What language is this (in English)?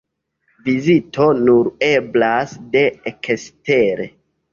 Esperanto